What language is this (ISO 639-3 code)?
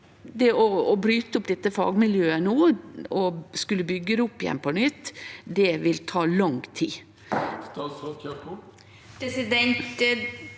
nor